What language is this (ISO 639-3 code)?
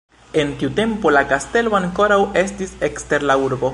epo